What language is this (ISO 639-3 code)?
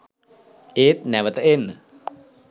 sin